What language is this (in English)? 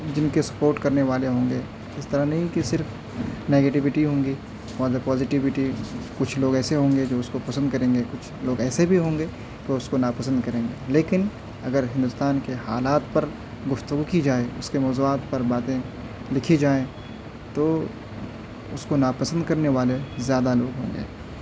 Urdu